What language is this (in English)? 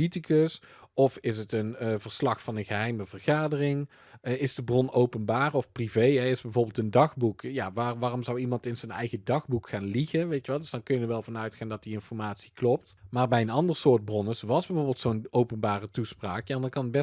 Dutch